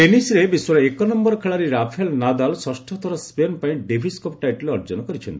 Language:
Odia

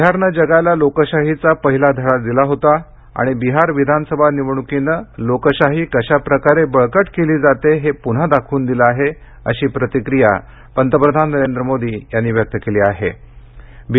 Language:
Marathi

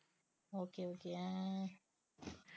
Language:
Tamil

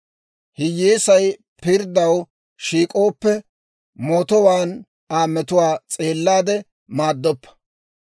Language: Dawro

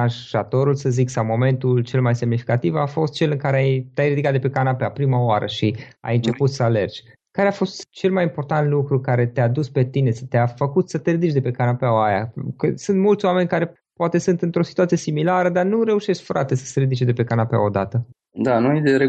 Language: Romanian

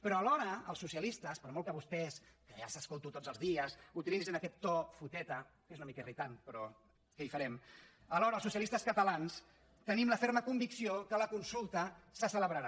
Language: Catalan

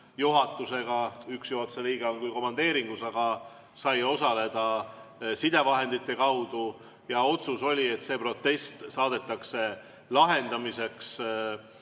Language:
Estonian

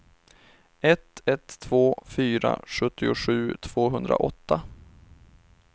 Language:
Swedish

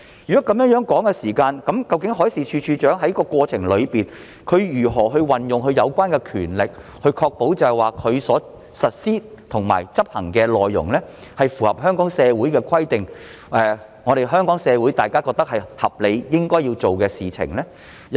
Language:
Cantonese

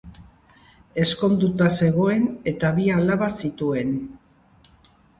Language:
Basque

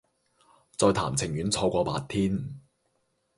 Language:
Cantonese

